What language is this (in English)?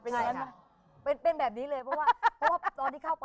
Thai